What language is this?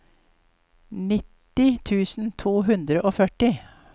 Norwegian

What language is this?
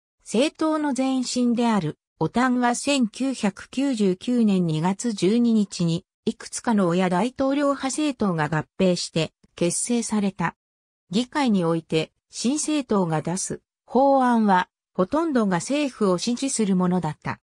Japanese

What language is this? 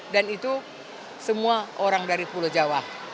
Indonesian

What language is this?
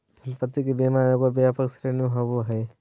Magahi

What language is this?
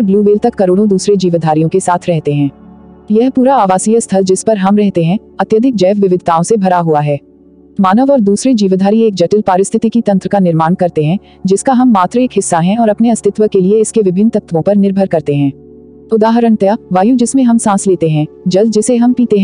Hindi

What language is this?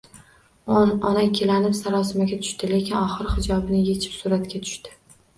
Uzbek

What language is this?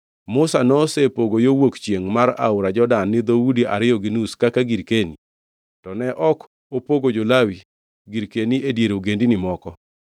Luo (Kenya and Tanzania)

